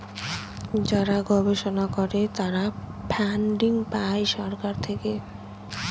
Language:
Bangla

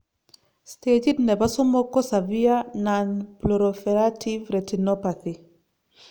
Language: Kalenjin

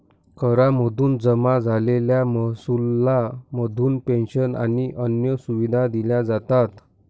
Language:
Marathi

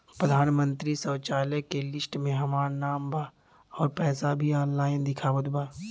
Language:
Bhojpuri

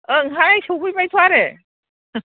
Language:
Bodo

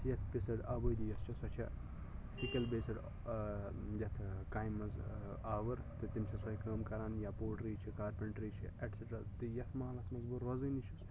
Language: Kashmiri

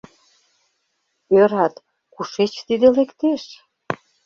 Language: Mari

